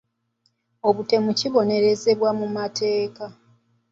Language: Ganda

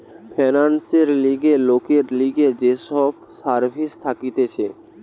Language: Bangla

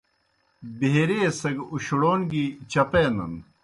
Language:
Kohistani Shina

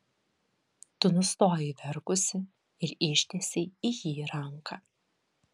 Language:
Lithuanian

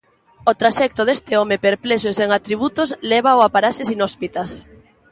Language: Galician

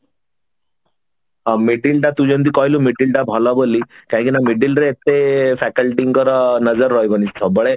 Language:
Odia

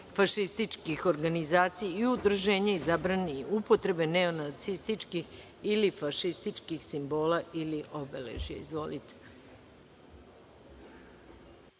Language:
Serbian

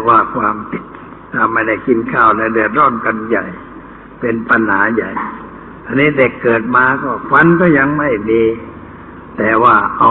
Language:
Thai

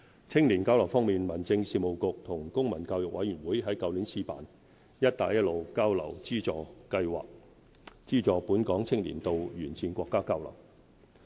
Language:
Cantonese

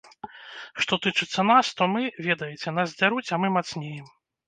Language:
Belarusian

